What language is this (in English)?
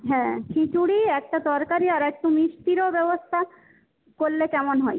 Bangla